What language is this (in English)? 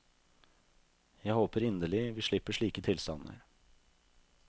Norwegian